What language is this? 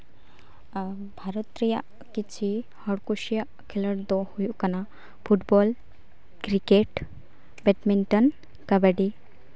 Santali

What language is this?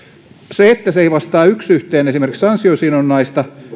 Finnish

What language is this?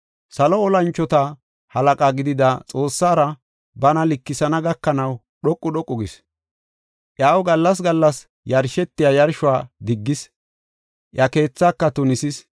Gofa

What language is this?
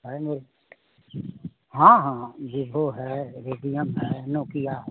Hindi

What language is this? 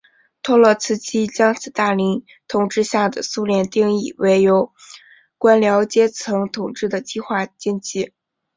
Chinese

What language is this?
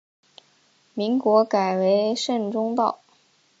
Chinese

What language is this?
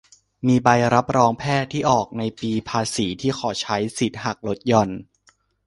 Thai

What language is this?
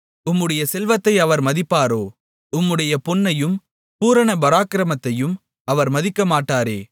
Tamil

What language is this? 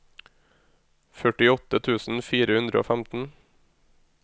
Norwegian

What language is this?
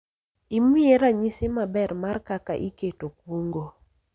Luo (Kenya and Tanzania)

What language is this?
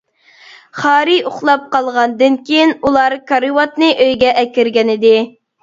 Uyghur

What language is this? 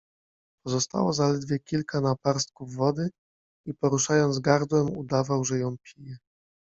Polish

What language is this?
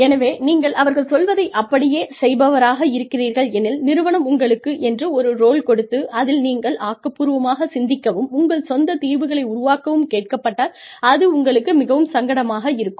Tamil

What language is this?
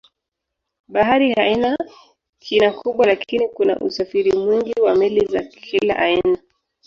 Swahili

